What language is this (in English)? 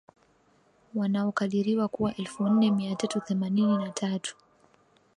Swahili